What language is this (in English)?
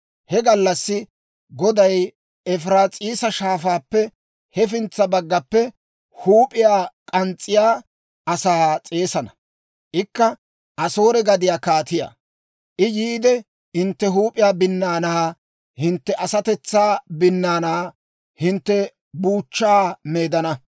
Dawro